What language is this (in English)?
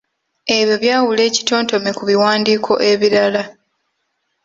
Ganda